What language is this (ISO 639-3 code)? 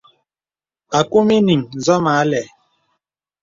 beb